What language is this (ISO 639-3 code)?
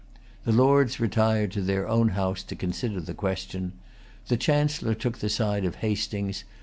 eng